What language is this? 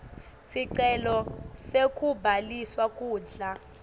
Swati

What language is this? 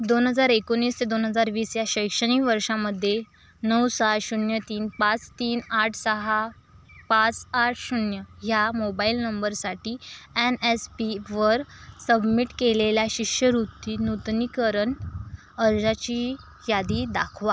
Marathi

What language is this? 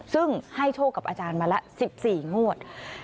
Thai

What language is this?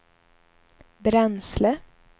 Swedish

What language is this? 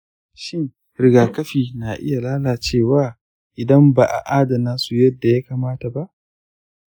Hausa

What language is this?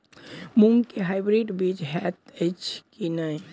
Maithili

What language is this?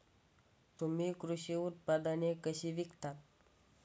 Marathi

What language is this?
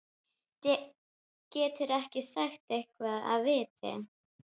Icelandic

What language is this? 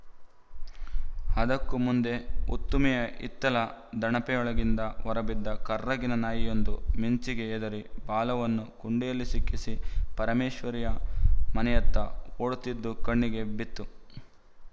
Kannada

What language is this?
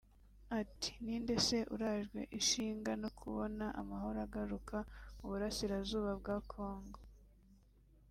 Kinyarwanda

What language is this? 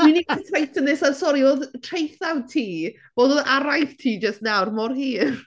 Welsh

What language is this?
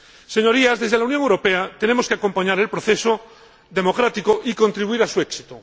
Spanish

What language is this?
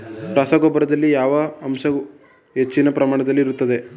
Kannada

